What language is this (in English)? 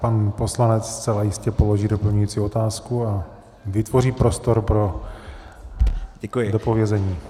Czech